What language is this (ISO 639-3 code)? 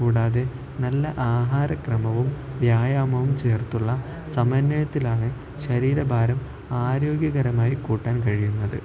mal